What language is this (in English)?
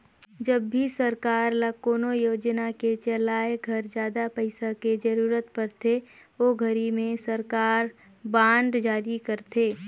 Chhattisgarhi